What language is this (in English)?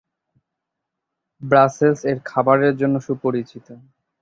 Bangla